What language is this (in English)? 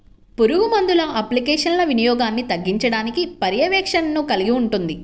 Telugu